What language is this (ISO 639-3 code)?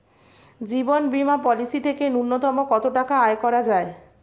ben